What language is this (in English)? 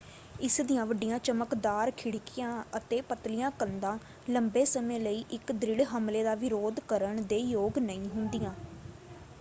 Punjabi